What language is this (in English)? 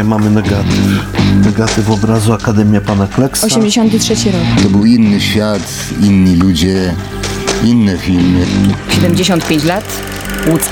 Polish